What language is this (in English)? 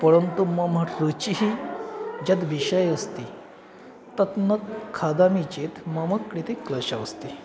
Sanskrit